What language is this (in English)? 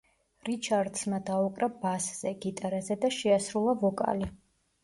Georgian